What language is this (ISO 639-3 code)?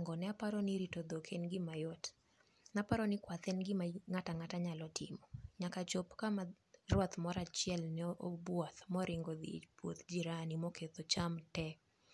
luo